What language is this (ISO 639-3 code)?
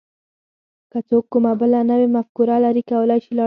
pus